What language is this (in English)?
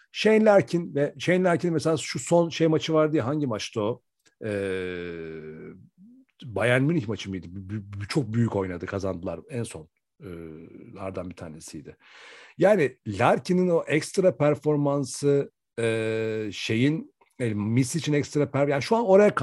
Turkish